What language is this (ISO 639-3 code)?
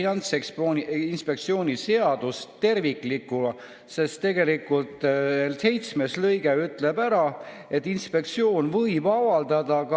est